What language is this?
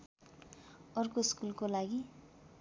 Nepali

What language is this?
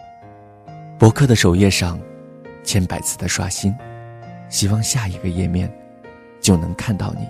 Chinese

